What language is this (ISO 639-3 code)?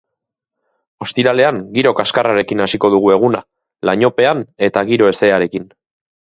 eus